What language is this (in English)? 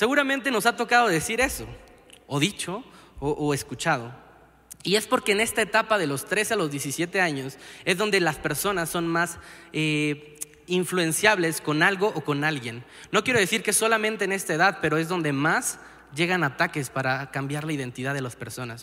Spanish